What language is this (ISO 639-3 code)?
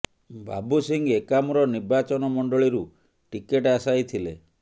ori